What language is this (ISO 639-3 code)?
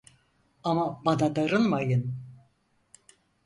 tur